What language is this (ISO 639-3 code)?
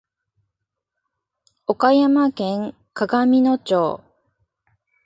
jpn